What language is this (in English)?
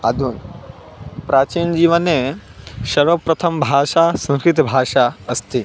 Sanskrit